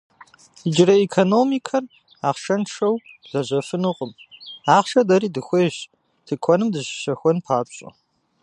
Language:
Kabardian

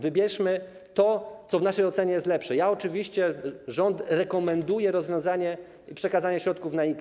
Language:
Polish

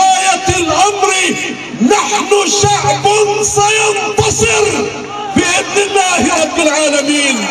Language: Arabic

